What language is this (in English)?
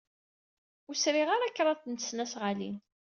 Kabyle